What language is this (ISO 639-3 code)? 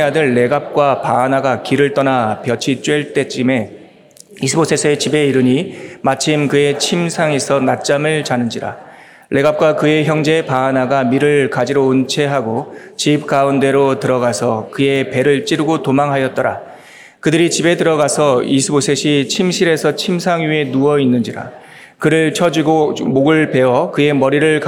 kor